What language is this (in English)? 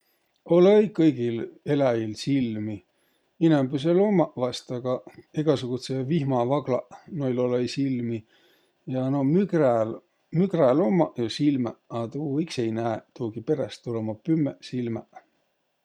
Võro